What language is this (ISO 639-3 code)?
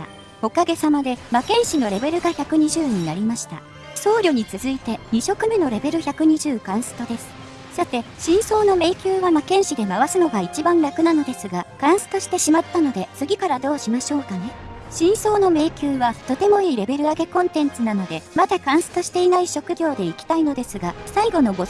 jpn